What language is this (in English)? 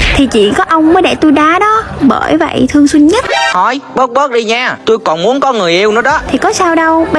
Vietnamese